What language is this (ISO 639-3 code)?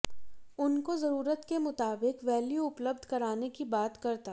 hin